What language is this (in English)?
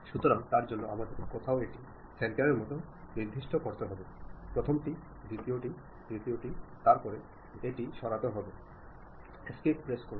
Bangla